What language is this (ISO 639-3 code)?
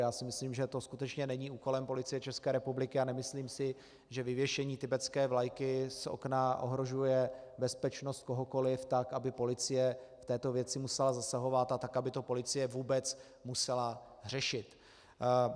ces